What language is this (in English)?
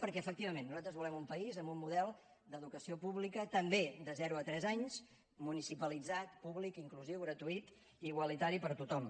Catalan